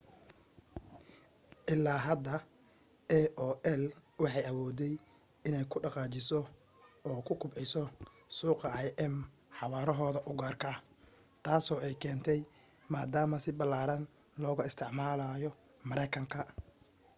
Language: Somali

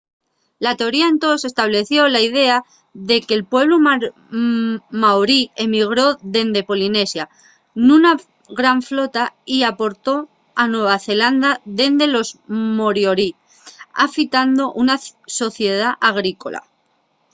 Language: Asturian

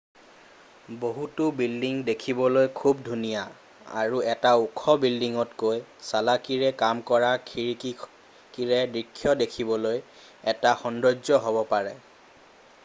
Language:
Assamese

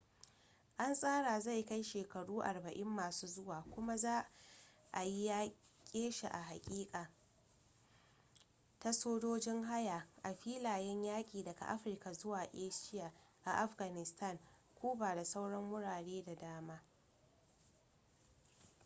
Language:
Hausa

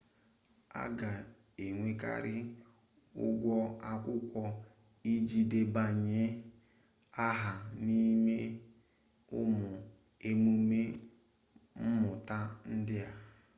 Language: Igbo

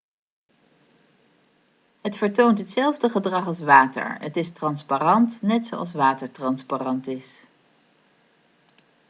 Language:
Dutch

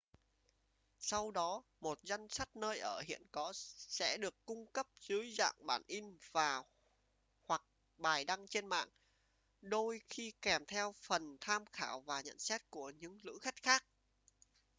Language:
Vietnamese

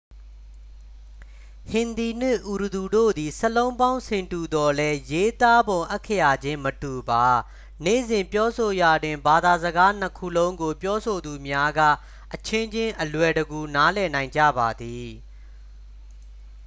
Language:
Burmese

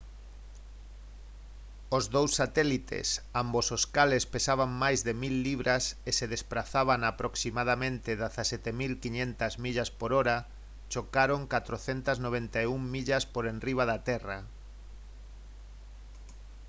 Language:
Galician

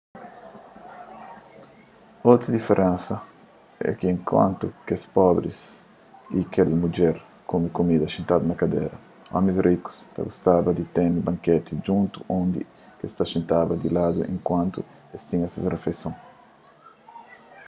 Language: Kabuverdianu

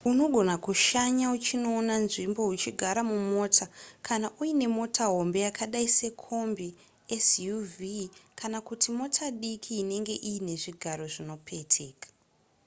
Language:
Shona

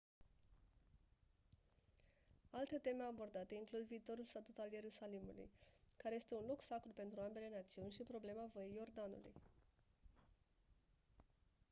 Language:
Romanian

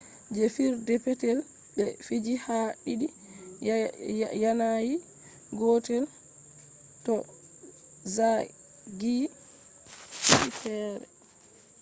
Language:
Fula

